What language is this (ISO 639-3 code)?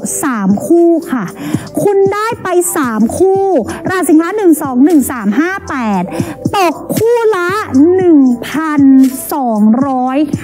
tha